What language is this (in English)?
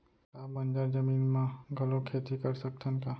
Chhattisgarhi